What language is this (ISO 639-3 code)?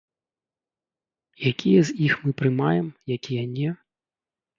bel